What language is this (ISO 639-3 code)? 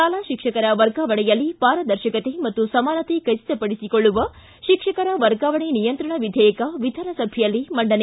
kan